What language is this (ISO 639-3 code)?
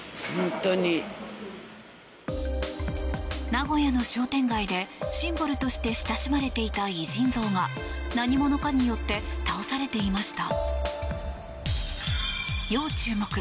jpn